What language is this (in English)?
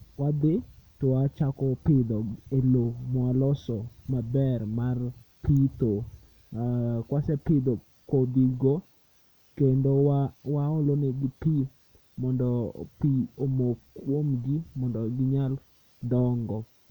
Luo (Kenya and Tanzania)